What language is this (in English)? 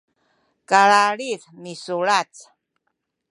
Sakizaya